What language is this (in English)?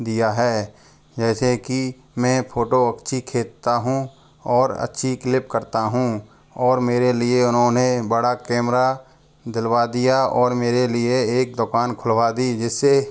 Hindi